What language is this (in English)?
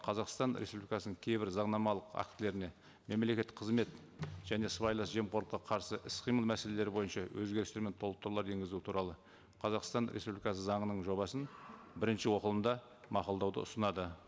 Kazakh